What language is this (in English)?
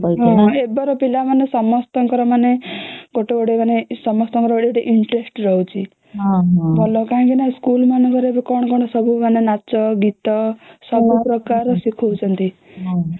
Odia